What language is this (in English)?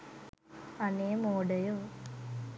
Sinhala